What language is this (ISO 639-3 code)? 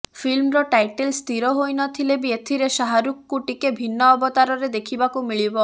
ori